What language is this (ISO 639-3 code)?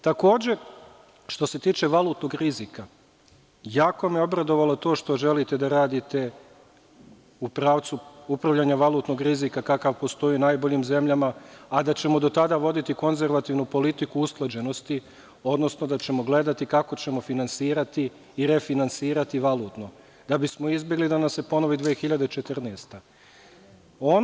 srp